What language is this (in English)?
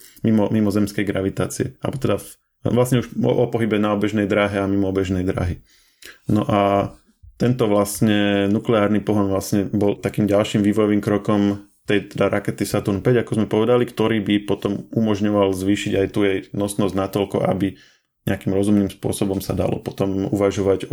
Slovak